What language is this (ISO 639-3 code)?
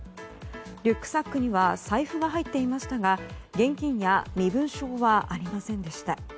jpn